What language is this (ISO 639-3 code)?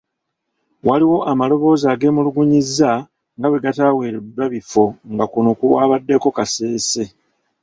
lug